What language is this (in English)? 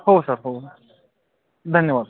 Marathi